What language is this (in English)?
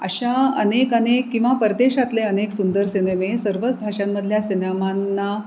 Marathi